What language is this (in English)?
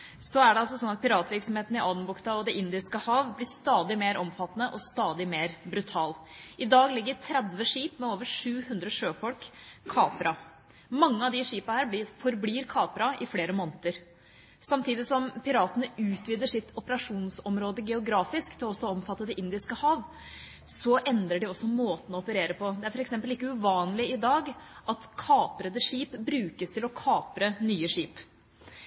Norwegian Bokmål